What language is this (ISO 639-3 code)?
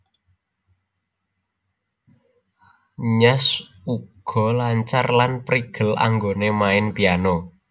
jav